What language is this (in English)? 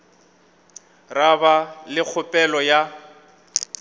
Northern Sotho